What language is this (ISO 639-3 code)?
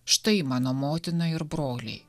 lit